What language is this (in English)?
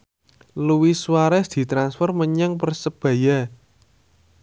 Javanese